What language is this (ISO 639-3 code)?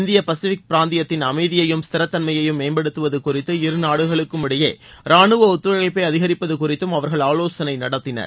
tam